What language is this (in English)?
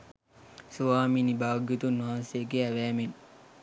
Sinhala